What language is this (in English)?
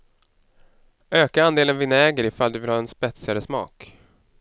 Swedish